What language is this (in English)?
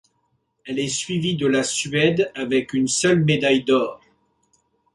French